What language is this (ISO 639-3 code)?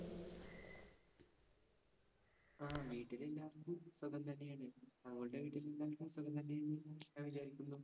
mal